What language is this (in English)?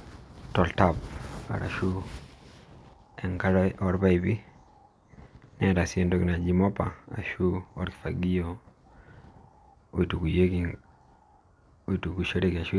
Masai